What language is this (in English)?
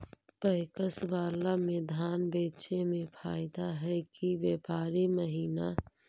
Magahi